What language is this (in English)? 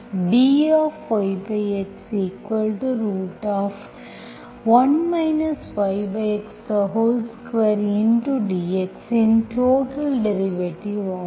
Tamil